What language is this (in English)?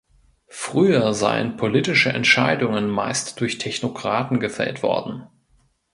German